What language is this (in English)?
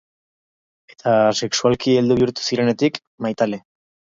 Basque